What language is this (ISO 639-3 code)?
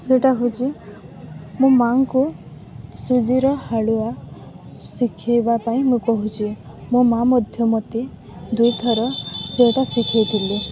ori